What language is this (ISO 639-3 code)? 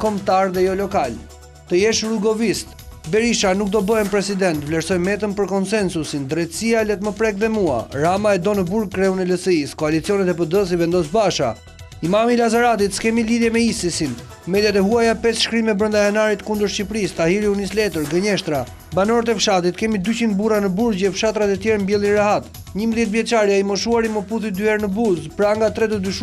ron